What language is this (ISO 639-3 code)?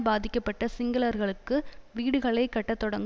tam